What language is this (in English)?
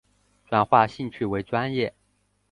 Chinese